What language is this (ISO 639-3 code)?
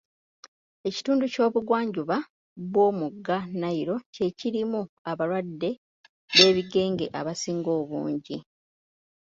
lug